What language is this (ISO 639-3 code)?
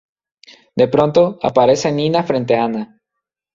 spa